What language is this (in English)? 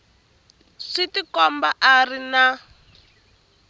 Tsonga